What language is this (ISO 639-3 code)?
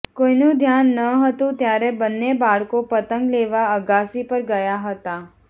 guj